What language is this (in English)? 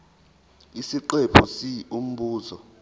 Zulu